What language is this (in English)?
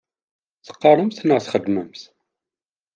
Kabyle